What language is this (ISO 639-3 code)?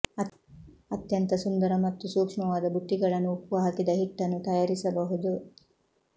kan